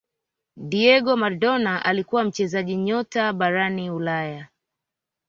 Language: Swahili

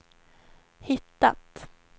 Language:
Swedish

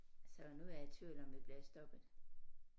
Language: Danish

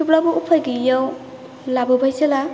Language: Bodo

